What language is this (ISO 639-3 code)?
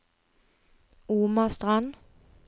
nor